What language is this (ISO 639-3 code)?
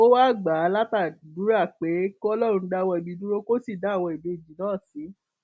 yor